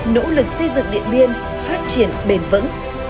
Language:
Vietnamese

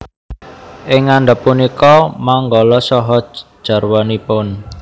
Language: Javanese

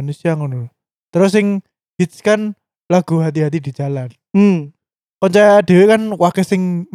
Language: Indonesian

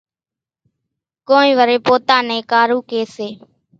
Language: Kachi Koli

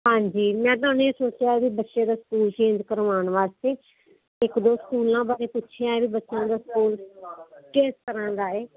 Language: Punjabi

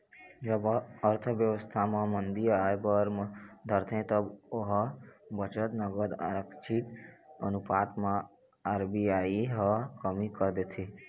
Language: Chhattisgarhi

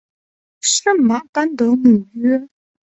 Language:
Chinese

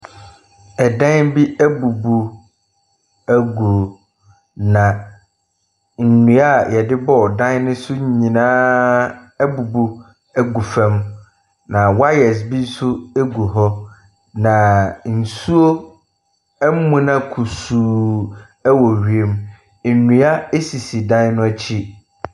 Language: Akan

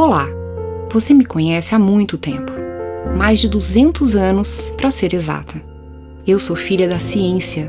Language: Portuguese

